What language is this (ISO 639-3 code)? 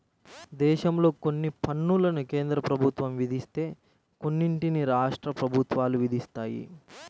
tel